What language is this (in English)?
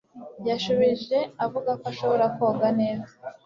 Kinyarwanda